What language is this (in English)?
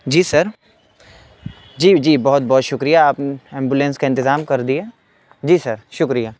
Urdu